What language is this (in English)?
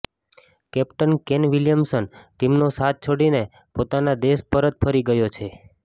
Gujarati